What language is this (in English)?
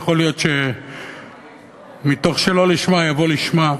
Hebrew